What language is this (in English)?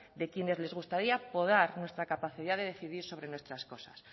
Spanish